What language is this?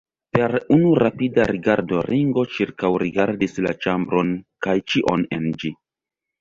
Esperanto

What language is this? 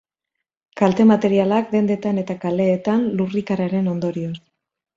Basque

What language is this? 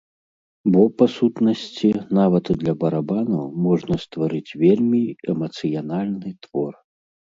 Belarusian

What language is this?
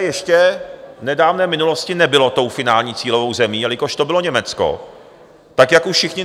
Czech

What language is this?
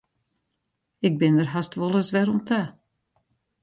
Western Frisian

